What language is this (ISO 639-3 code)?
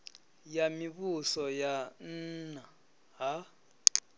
ven